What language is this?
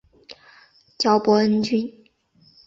Chinese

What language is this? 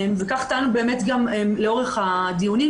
Hebrew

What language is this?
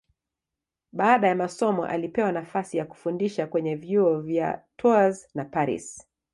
Swahili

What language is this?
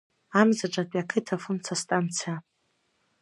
Abkhazian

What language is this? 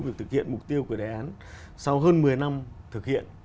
Vietnamese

